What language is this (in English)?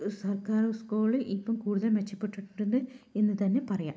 Malayalam